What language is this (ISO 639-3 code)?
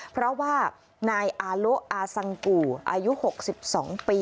tha